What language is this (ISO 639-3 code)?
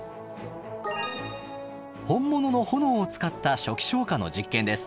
jpn